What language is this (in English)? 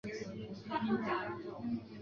Chinese